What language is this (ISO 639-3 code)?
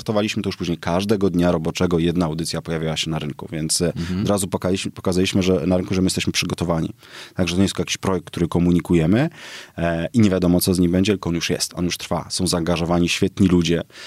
pol